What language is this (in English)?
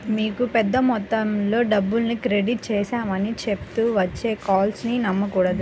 Telugu